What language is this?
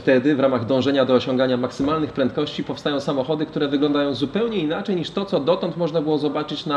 Polish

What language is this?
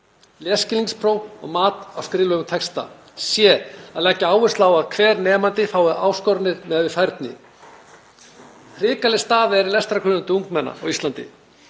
Icelandic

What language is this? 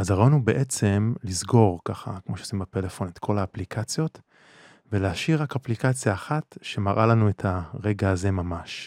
Hebrew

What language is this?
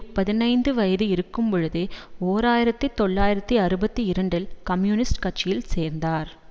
Tamil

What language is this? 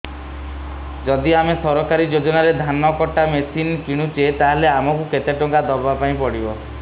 Odia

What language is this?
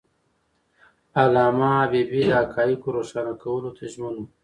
Pashto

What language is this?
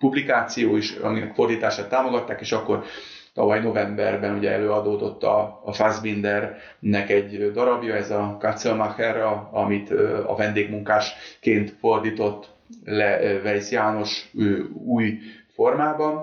Hungarian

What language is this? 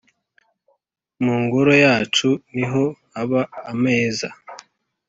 Kinyarwanda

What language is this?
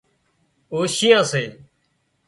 Wadiyara Koli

